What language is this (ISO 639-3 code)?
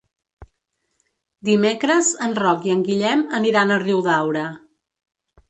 cat